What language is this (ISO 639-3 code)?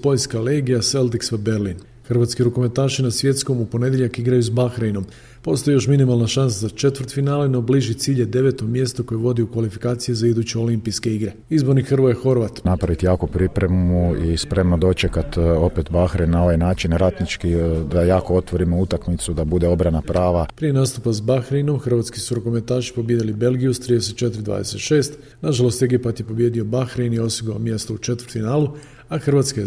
hrv